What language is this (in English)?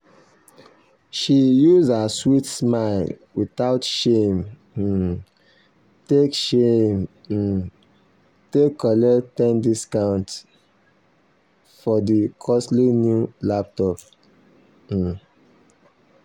Nigerian Pidgin